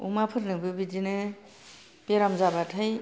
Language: Bodo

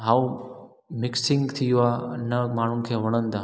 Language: Sindhi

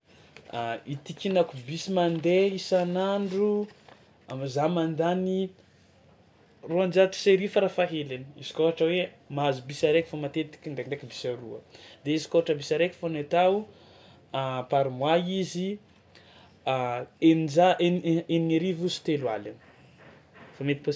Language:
Tsimihety Malagasy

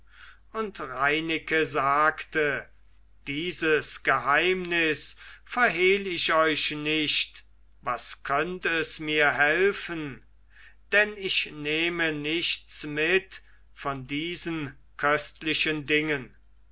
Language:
German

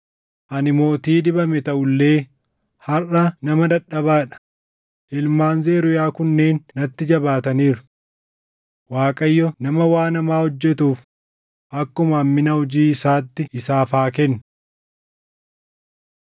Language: Oromo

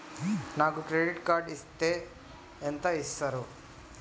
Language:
Telugu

